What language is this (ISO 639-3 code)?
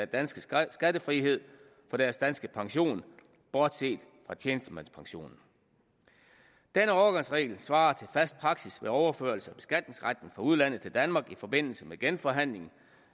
dan